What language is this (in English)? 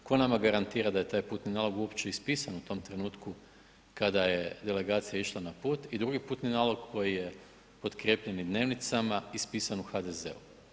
Croatian